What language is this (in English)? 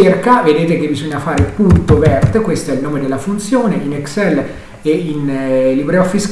Italian